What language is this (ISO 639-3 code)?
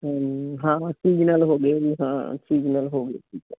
pan